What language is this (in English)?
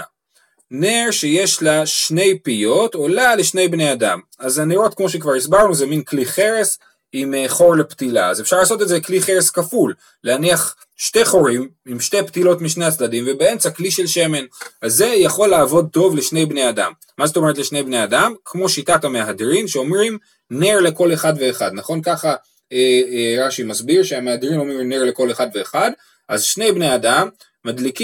Hebrew